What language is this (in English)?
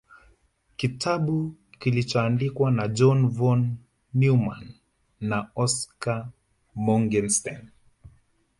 Swahili